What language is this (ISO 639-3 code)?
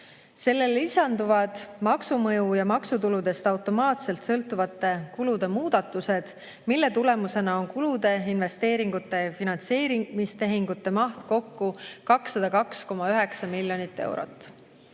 est